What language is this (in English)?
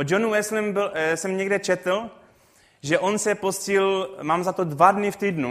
Czech